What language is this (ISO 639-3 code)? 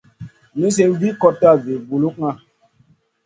mcn